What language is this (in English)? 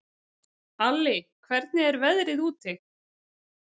Icelandic